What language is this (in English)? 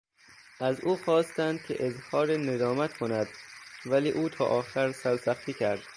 Persian